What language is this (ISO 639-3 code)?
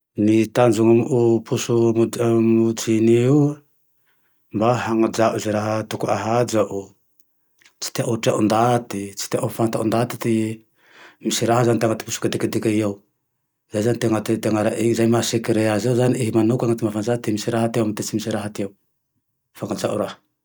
tdx